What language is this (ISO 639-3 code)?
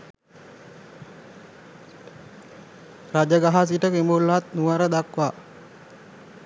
sin